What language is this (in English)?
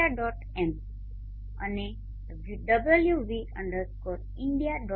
Gujarati